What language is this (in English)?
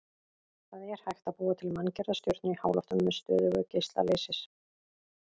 Icelandic